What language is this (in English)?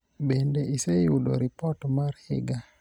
Luo (Kenya and Tanzania)